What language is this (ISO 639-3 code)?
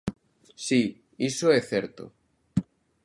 glg